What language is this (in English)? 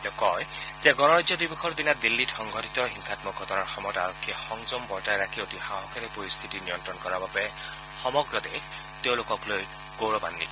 Assamese